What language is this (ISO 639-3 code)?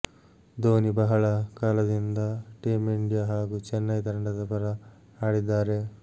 kan